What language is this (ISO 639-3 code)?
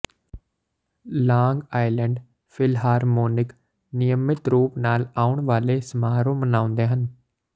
pan